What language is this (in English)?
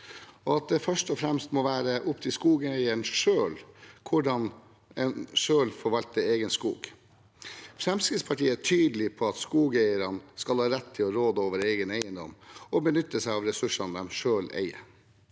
Norwegian